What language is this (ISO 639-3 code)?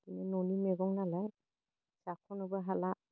brx